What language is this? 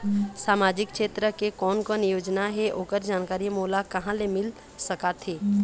Chhattisgarhi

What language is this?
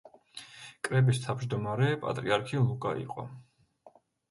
Georgian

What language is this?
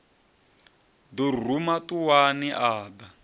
Venda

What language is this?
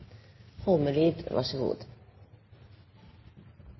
Norwegian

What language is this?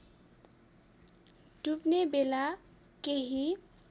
Nepali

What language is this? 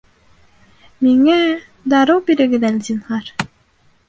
Bashkir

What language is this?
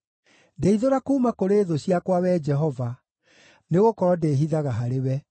Kikuyu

